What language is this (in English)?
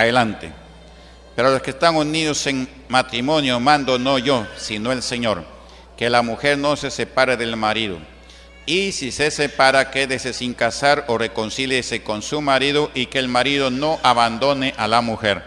Spanish